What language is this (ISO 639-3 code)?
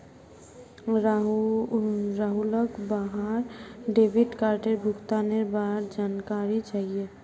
mag